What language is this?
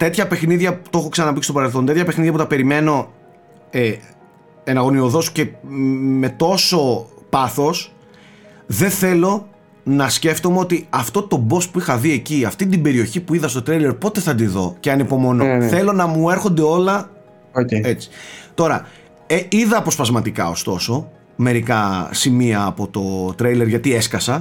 Greek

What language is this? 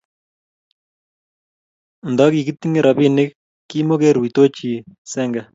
Kalenjin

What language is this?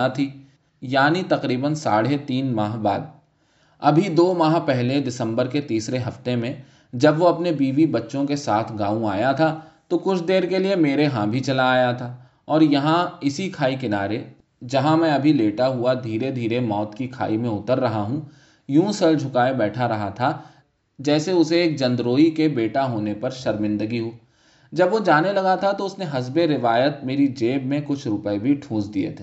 Urdu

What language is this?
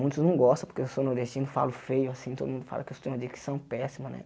Portuguese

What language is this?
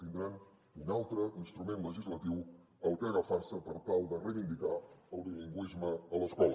Catalan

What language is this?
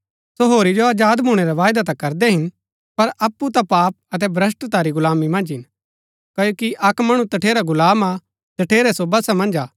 Gaddi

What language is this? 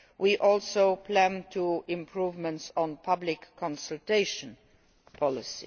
English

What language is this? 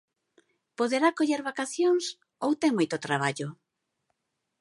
Galician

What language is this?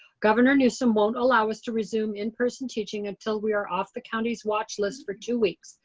English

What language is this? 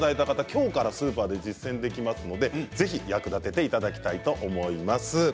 Japanese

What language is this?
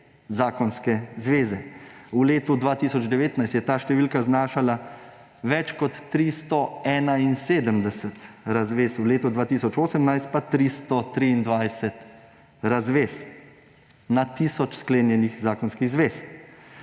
Slovenian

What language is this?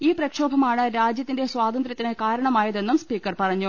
Malayalam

